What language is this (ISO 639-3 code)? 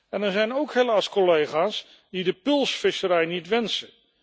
nld